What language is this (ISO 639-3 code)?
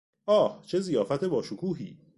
fas